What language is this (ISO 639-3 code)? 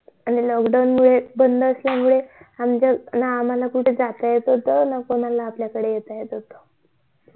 mar